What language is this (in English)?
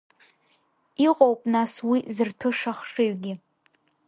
Abkhazian